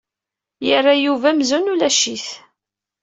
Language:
Kabyle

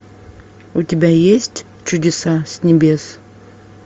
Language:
Russian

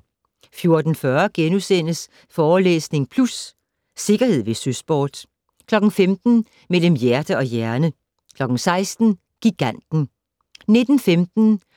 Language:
Danish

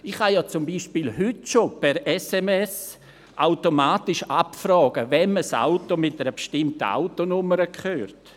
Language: Swiss German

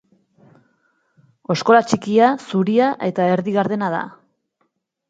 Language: Basque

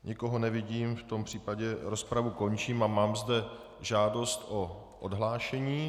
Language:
Czech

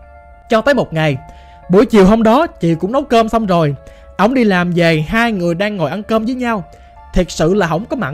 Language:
Vietnamese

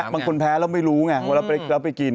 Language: Thai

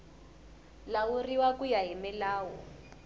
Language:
Tsonga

